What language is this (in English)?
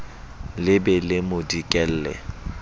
Southern Sotho